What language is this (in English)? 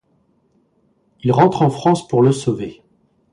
French